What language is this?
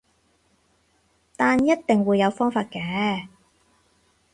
Cantonese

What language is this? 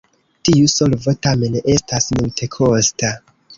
Esperanto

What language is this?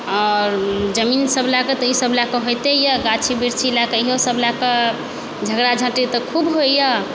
Maithili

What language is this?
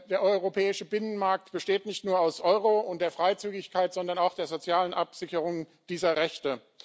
German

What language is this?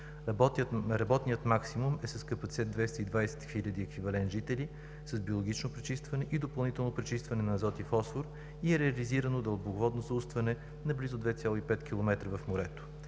Bulgarian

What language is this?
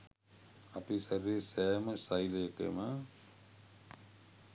Sinhala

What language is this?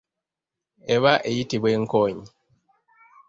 Ganda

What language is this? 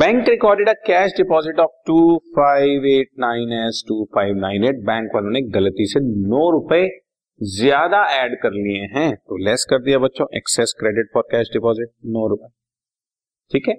Hindi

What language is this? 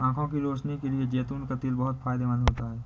Hindi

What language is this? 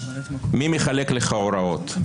Hebrew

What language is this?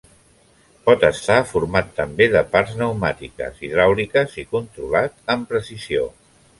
Catalan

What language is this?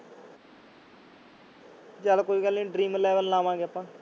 Punjabi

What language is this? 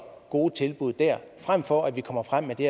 Danish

